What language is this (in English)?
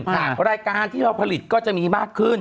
Thai